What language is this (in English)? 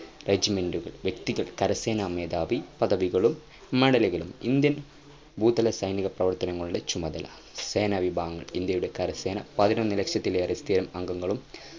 Malayalam